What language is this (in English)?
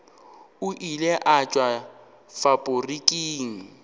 Northern Sotho